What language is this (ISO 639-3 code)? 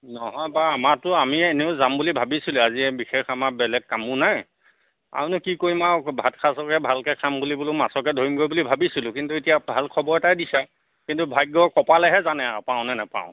asm